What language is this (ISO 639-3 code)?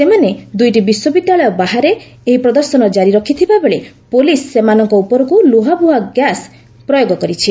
ori